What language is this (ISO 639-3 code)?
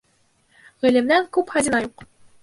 bak